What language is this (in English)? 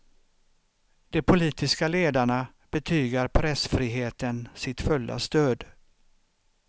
Swedish